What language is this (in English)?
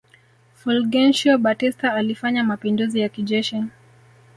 Swahili